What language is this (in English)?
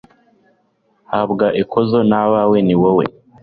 Kinyarwanda